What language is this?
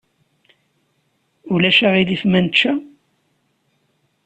Kabyle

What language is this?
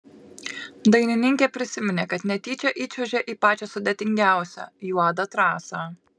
Lithuanian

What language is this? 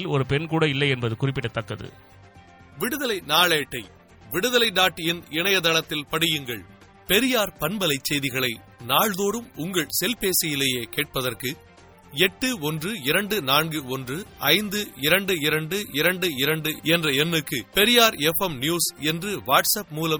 Tamil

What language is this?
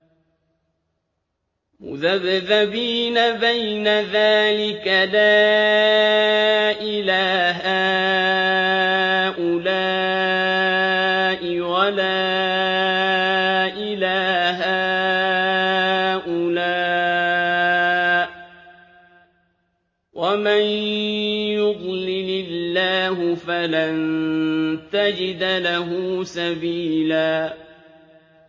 Arabic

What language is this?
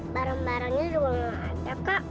Indonesian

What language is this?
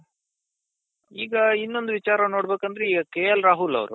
Kannada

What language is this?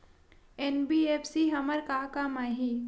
Chhattisgarhi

